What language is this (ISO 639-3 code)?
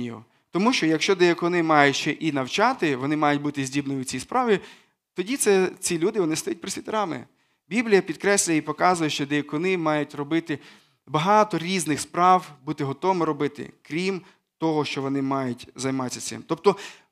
ukr